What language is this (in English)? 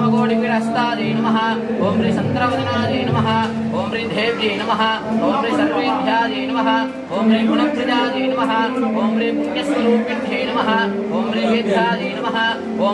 Tamil